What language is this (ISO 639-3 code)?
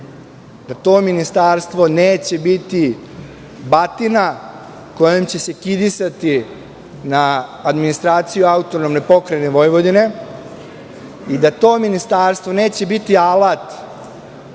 srp